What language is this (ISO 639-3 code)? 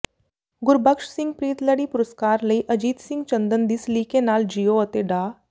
pan